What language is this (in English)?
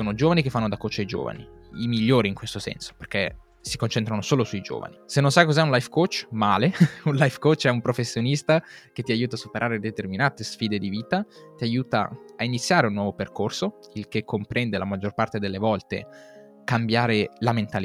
Italian